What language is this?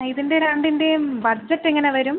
Malayalam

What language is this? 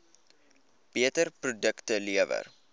Afrikaans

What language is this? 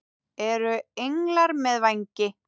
Icelandic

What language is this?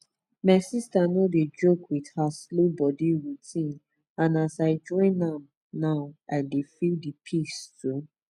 Nigerian Pidgin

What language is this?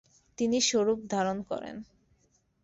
Bangla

